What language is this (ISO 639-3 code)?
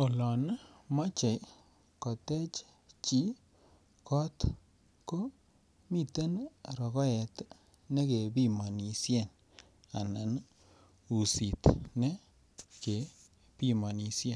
kln